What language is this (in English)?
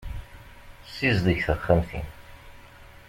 Kabyle